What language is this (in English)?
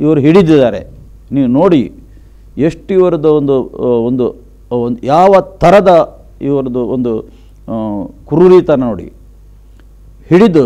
Romanian